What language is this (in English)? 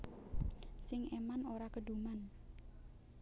Javanese